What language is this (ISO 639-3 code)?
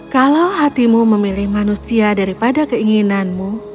ind